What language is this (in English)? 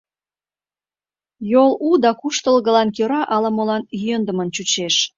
Mari